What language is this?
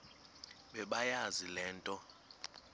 Xhosa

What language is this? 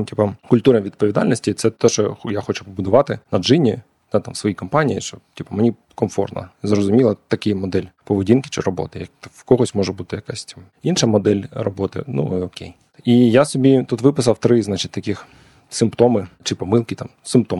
Ukrainian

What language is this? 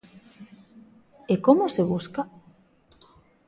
Galician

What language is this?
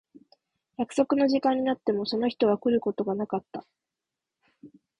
Japanese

